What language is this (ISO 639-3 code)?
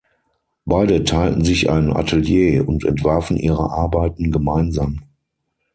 deu